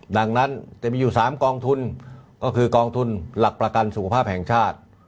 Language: Thai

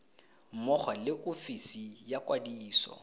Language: Tswana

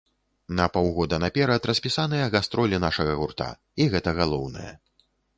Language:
Belarusian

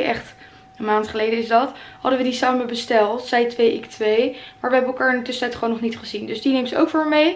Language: Dutch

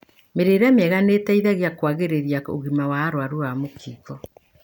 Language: Kikuyu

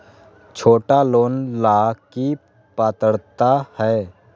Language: Magahi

